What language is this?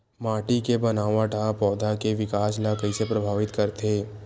Chhattisgarhi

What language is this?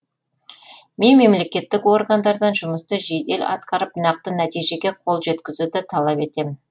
Kazakh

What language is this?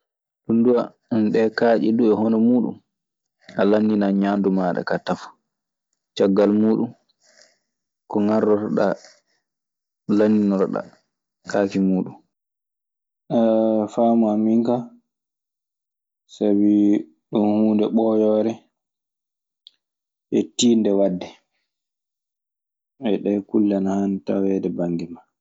Maasina Fulfulde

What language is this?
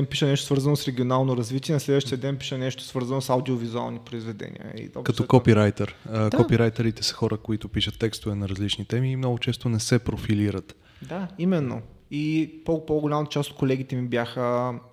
Bulgarian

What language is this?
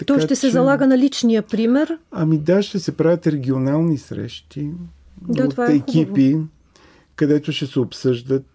Bulgarian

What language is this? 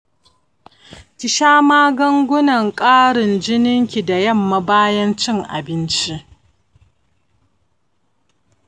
Hausa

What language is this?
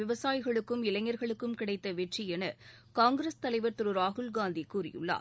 Tamil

